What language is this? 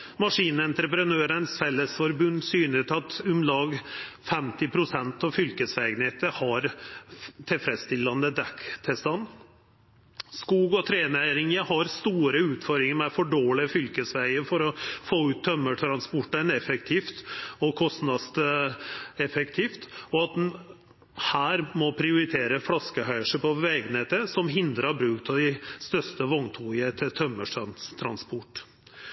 Norwegian Nynorsk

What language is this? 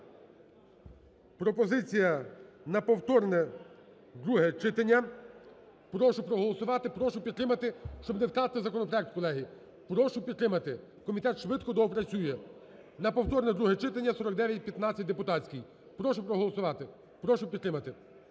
Ukrainian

